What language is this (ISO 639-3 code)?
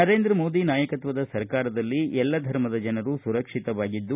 kan